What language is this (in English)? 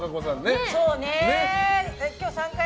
Japanese